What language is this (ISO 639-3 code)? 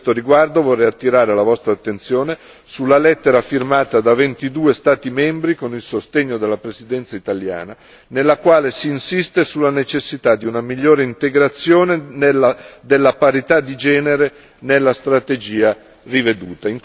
ita